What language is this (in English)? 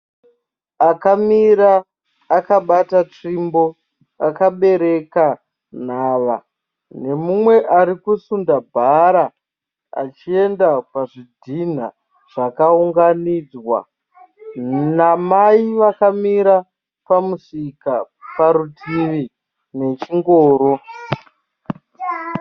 Shona